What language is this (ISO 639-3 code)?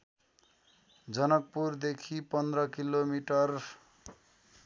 nep